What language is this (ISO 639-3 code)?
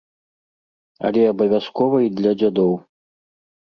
bel